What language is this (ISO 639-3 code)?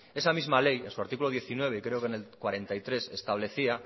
spa